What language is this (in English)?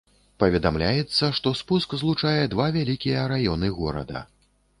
Belarusian